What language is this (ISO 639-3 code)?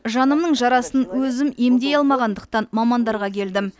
kaz